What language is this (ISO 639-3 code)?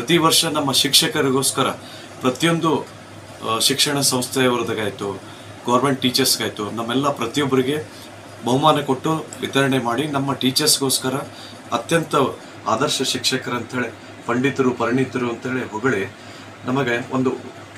kan